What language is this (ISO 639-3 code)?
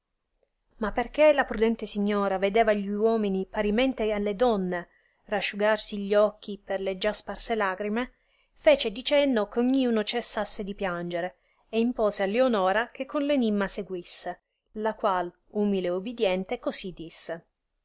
ita